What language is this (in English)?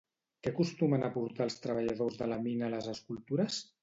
Catalan